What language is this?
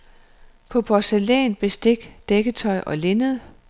Danish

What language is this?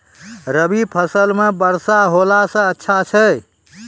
Maithili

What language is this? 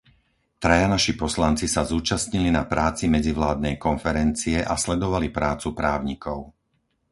Slovak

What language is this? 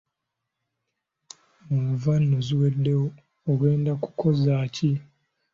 Ganda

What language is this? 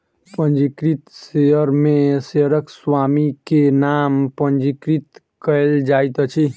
Maithili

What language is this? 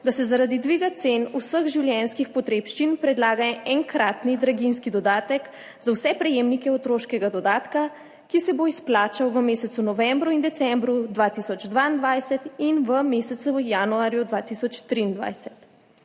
Slovenian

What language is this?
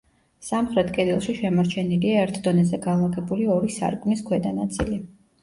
Georgian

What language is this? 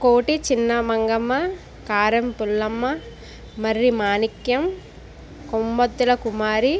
Telugu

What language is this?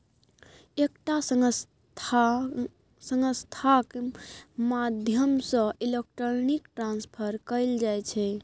Maithili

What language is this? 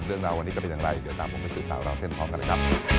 Thai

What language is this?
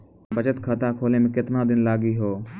Maithili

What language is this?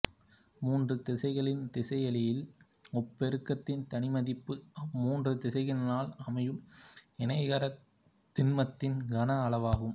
Tamil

